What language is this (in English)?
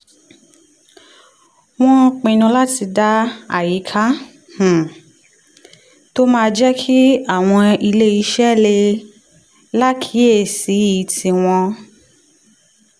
Yoruba